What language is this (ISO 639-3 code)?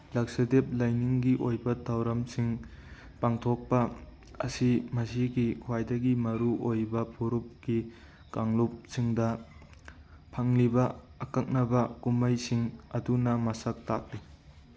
mni